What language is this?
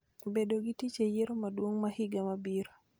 Luo (Kenya and Tanzania)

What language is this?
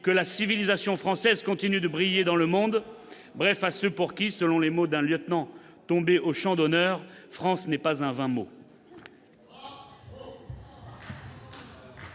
French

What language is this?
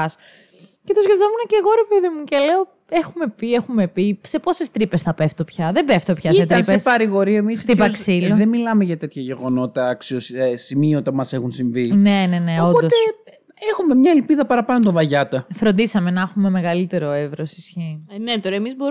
Greek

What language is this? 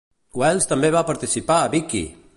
Catalan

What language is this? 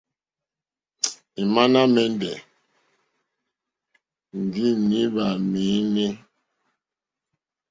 Mokpwe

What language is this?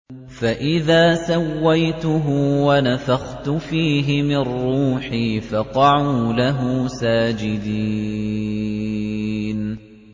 Arabic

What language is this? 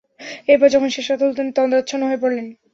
Bangla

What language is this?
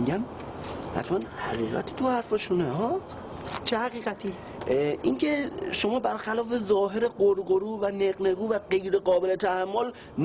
Persian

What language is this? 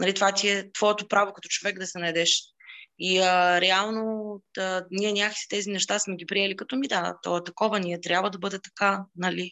Bulgarian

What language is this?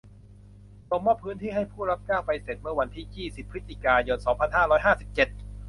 Thai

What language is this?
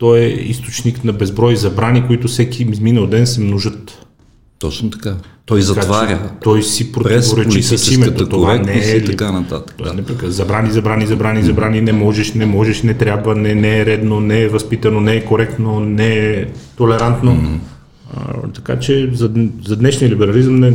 Bulgarian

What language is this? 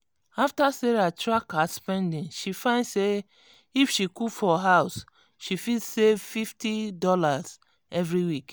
Nigerian Pidgin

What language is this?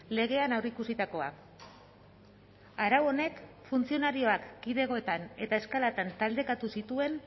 Basque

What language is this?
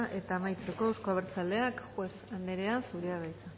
Basque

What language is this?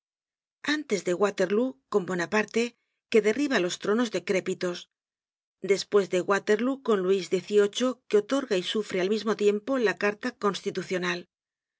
Spanish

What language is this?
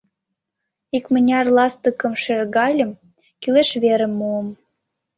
Mari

